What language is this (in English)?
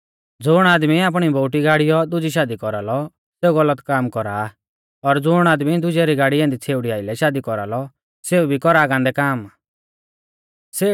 Mahasu Pahari